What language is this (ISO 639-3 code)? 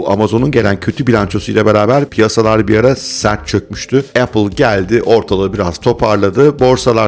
tur